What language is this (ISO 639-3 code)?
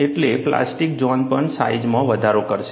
guj